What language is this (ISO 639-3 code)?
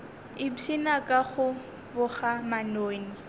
nso